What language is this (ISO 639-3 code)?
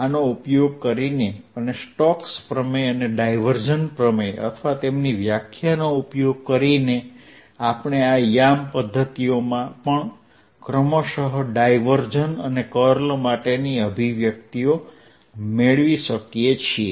guj